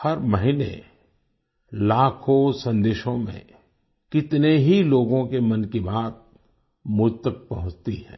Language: Hindi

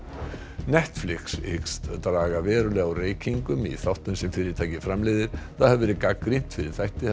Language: Icelandic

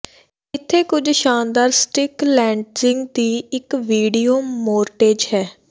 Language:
Punjabi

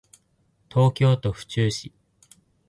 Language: Japanese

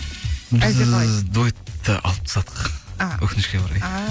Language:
Kazakh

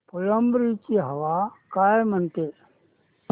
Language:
Marathi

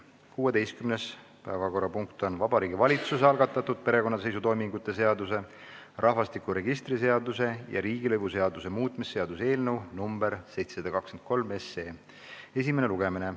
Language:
Estonian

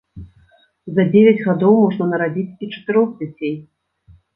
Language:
Belarusian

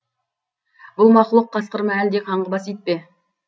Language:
Kazakh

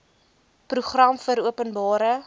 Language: Afrikaans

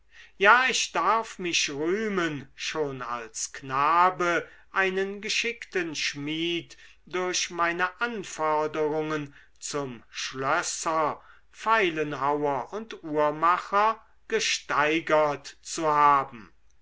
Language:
German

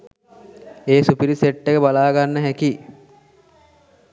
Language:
Sinhala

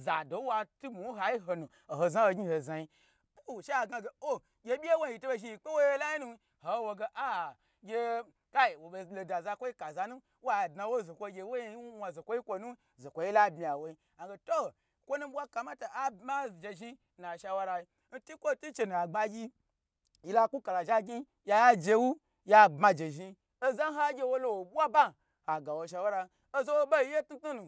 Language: Gbagyi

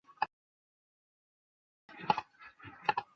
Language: Chinese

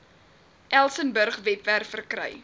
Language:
Afrikaans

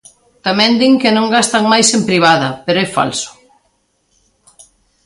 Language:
Galician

